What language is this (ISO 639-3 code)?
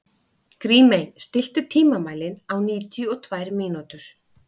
isl